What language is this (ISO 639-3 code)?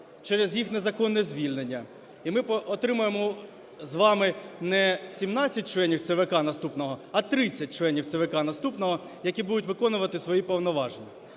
ukr